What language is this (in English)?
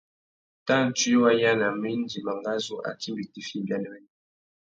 Tuki